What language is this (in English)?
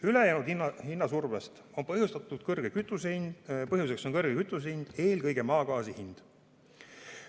Estonian